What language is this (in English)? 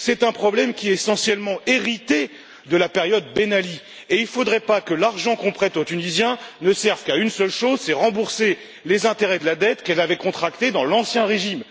French